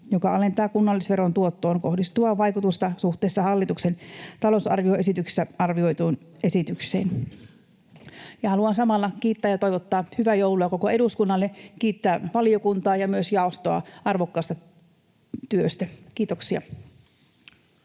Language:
Finnish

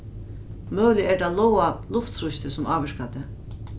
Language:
Faroese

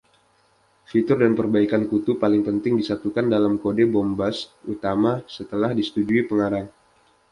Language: Indonesian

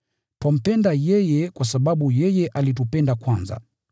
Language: Swahili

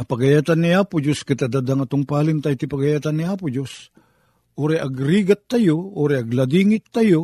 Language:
Filipino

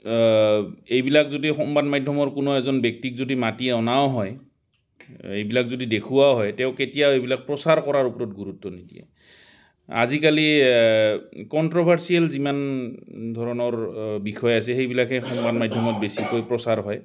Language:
Assamese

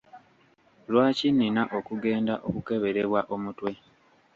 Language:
Ganda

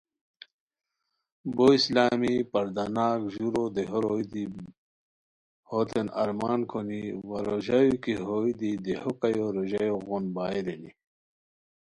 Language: Khowar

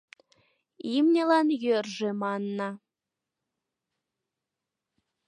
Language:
Mari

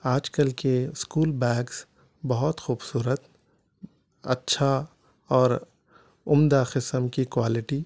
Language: Urdu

